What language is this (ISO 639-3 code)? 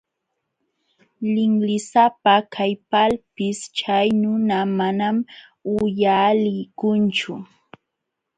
qxw